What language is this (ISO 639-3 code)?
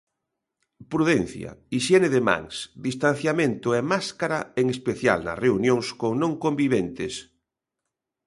glg